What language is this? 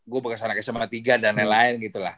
Indonesian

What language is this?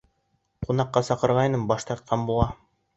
Bashkir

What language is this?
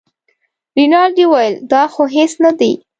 Pashto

